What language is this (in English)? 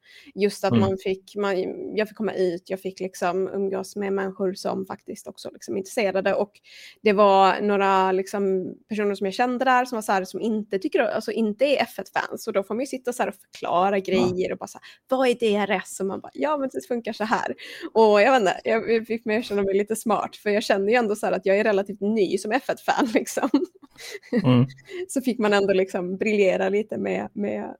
Swedish